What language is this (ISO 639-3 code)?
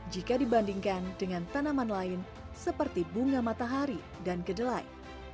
ind